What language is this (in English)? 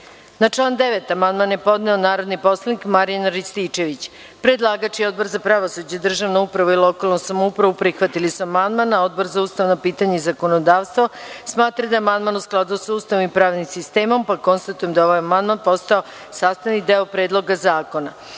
Serbian